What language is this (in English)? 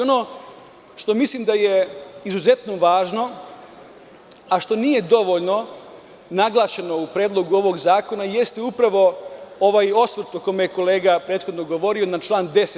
Serbian